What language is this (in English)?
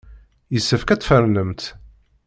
Kabyle